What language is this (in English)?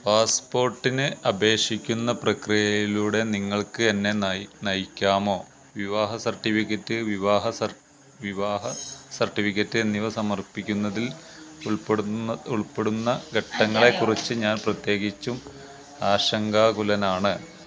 Malayalam